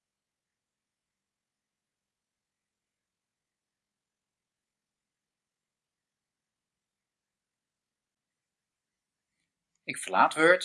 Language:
Dutch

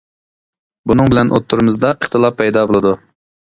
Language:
Uyghur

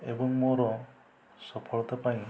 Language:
Odia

